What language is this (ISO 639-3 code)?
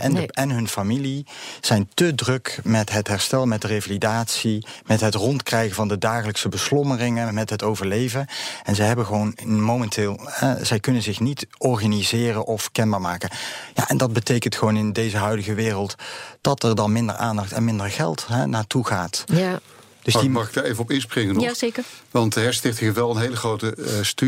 nld